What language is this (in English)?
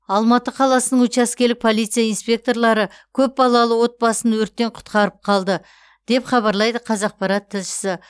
Kazakh